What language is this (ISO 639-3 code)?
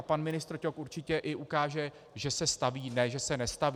ces